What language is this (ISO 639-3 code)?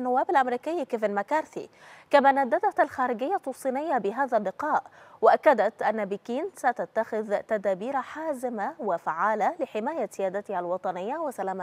ara